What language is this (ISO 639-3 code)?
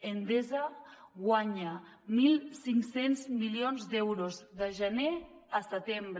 cat